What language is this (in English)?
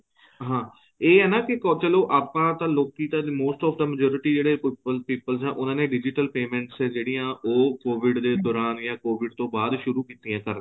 Punjabi